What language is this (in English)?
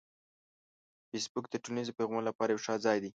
Pashto